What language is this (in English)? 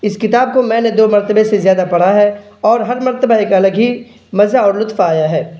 Urdu